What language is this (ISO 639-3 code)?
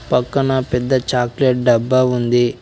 tel